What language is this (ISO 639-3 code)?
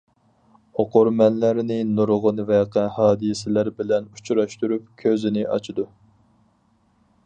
uig